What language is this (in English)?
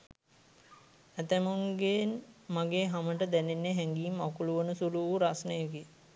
Sinhala